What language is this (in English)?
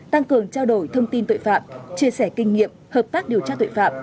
Vietnamese